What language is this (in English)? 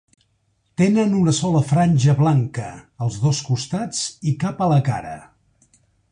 Catalan